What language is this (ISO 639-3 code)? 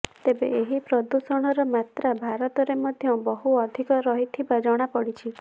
ori